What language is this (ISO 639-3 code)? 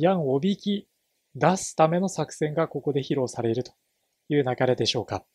jpn